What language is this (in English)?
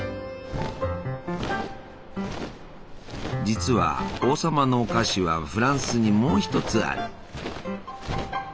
Japanese